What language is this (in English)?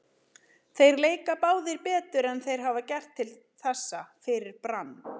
Icelandic